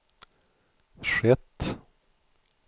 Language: Swedish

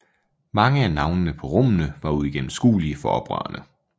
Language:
Danish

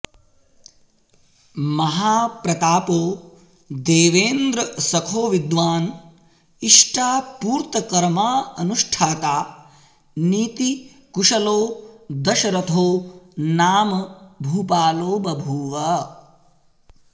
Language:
Sanskrit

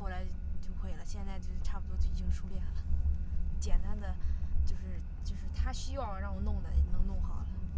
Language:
Chinese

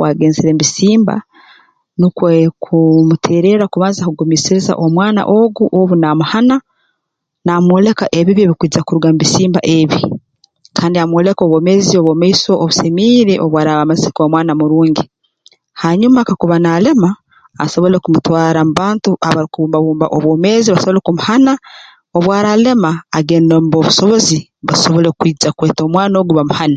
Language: Tooro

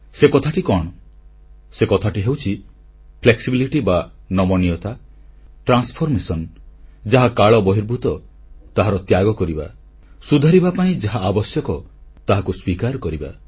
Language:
Odia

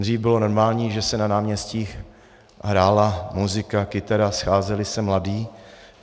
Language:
Czech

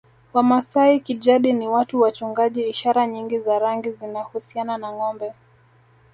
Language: Swahili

